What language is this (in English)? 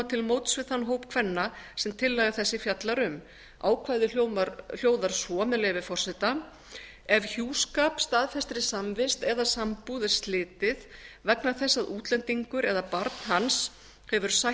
Icelandic